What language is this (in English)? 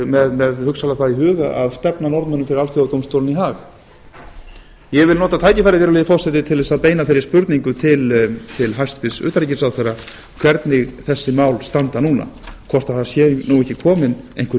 Icelandic